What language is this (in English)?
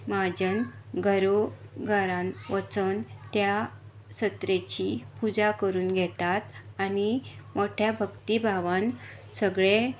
Konkani